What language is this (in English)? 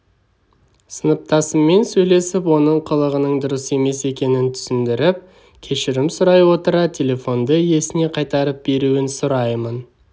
Kazakh